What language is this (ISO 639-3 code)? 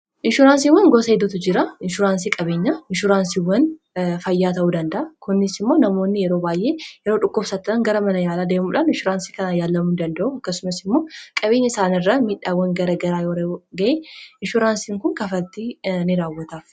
orm